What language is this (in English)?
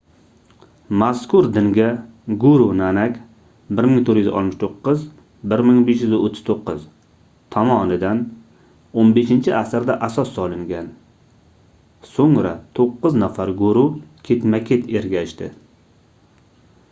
Uzbek